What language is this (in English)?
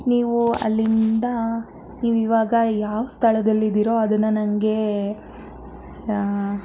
Kannada